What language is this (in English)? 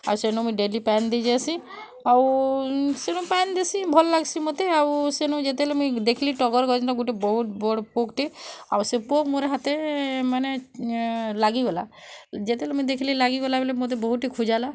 Odia